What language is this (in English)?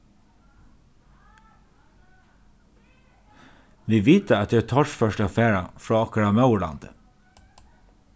Faroese